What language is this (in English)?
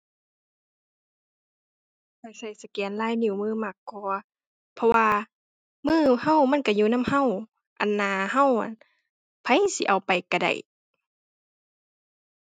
Thai